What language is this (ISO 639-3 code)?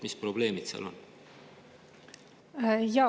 est